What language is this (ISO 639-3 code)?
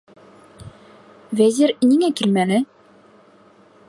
bak